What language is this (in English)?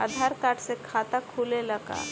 Bhojpuri